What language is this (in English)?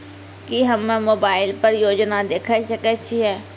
Maithili